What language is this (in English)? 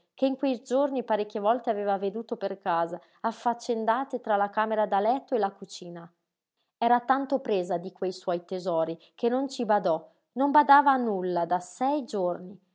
Italian